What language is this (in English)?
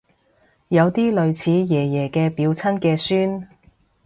Cantonese